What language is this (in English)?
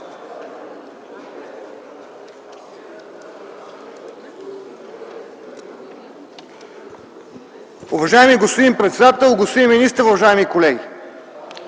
Bulgarian